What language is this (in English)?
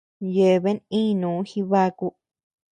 Tepeuxila Cuicatec